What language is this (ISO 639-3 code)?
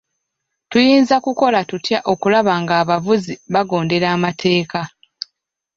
lug